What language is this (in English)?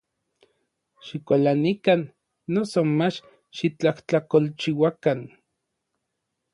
Orizaba Nahuatl